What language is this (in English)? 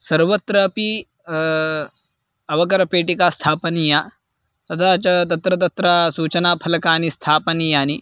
Sanskrit